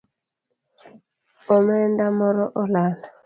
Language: Luo (Kenya and Tanzania)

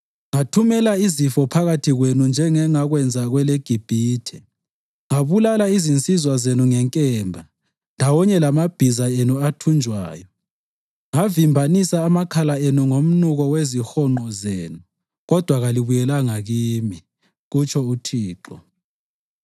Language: North Ndebele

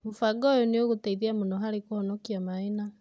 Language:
Kikuyu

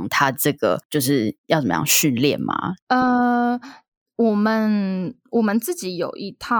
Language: Chinese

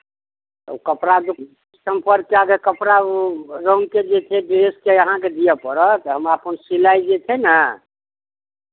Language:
Maithili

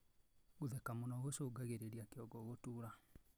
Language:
Kikuyu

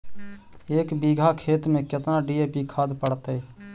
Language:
Magahi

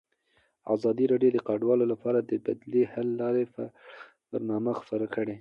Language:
Pashto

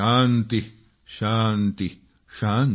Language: Marathi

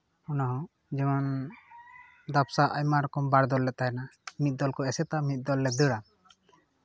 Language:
Santali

